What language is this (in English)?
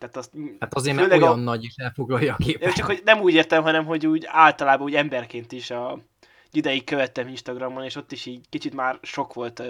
Hungarian